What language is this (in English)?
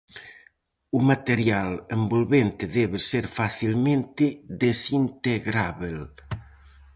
Galician